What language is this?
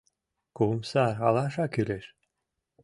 Mari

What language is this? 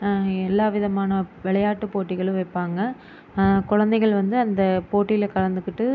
Tamil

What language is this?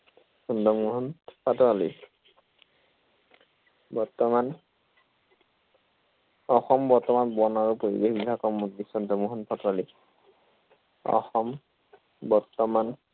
Assamese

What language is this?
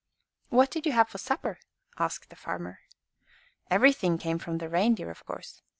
English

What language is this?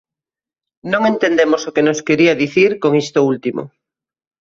Galician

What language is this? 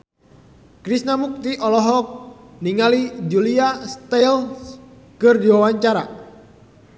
Sundanese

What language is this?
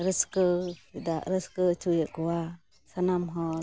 Santali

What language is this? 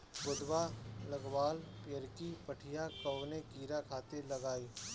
Bhojpuri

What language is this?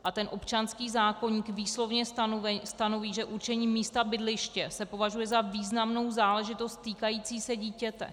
Czech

